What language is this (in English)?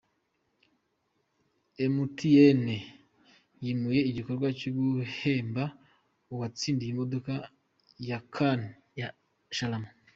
Kinyarwanda